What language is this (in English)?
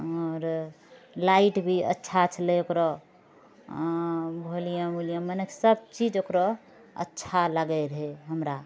Maithili